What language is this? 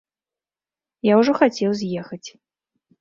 Belarusian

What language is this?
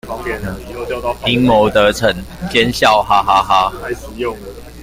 Chinese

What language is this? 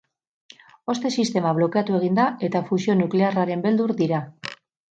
Basque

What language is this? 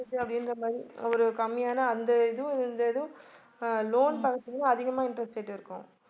Tamil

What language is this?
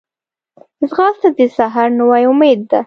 Pashto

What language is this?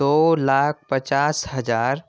Urdu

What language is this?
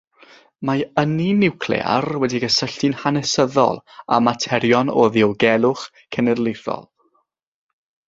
Welsh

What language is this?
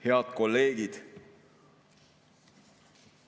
Estonian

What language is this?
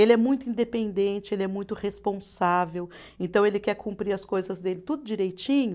Portuguese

